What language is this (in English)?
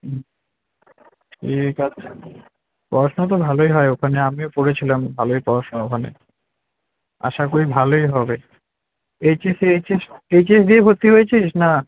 Bangla